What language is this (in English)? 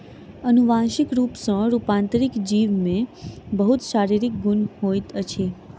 Maithili